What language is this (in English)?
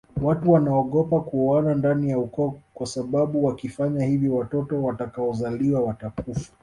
Swahili